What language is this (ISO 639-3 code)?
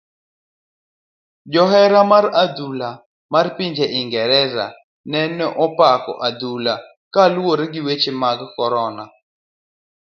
luo